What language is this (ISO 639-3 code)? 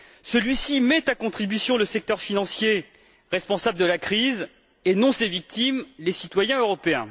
fra